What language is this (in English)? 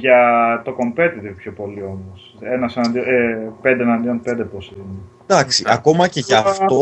Greek